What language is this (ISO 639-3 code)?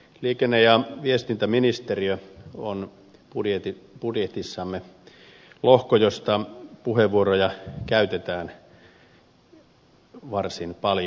fin